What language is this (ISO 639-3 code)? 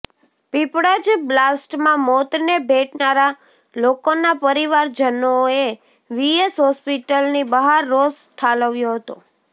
guj